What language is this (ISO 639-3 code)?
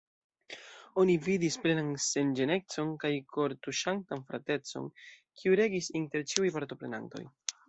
epo